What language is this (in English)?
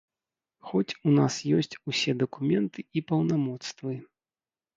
Belarusian